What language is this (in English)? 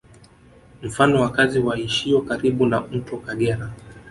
Swahili